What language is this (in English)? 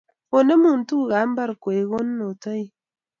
Kalenjin